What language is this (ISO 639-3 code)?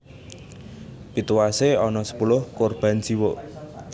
jav